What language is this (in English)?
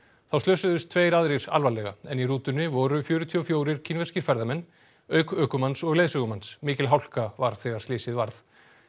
Icelandic